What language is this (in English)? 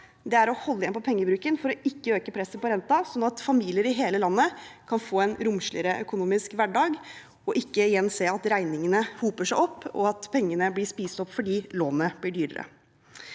Norwegian